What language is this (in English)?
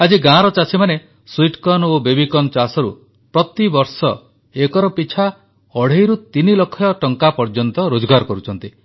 Odia